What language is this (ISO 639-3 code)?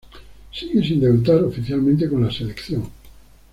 spa